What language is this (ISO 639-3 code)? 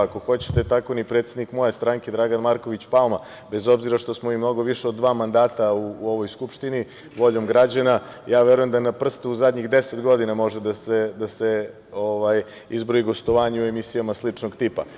srp